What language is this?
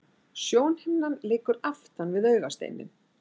Icelandic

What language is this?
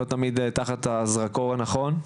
Hebrew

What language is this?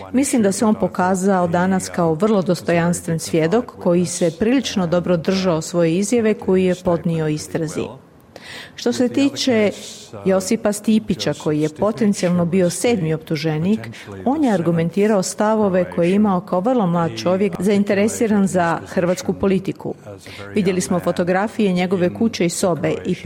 Croatian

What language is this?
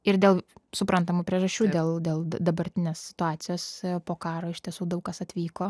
Lithuanian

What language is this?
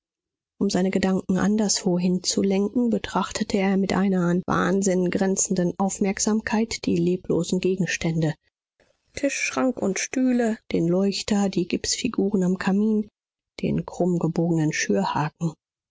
German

